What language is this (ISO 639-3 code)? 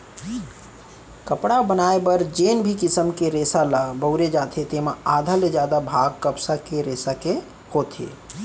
hne